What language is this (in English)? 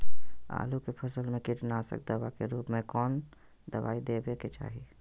Magahi